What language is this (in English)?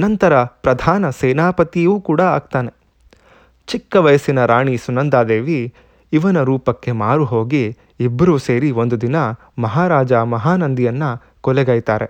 Kannada